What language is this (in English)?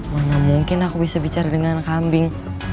Indonesian